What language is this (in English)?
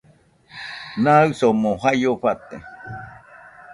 Nüpode Huitoto